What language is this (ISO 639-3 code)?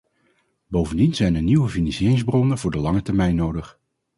nld